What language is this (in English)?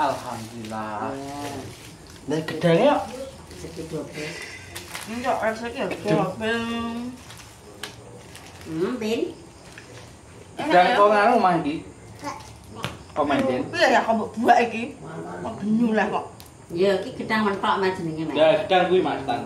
Indonesian